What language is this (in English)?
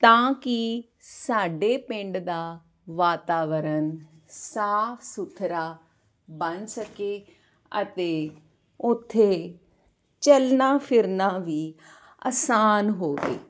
Punjabi